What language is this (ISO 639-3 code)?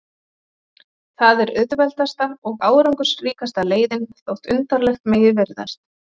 isl